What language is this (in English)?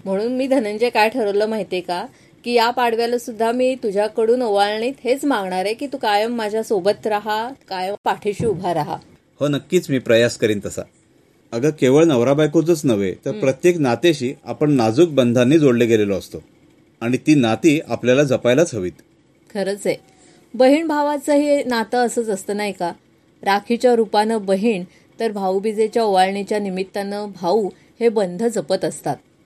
Marathi